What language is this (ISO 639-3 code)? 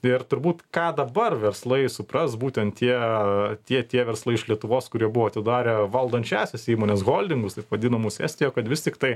lit